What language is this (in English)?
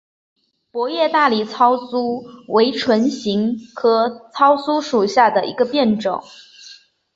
Chinese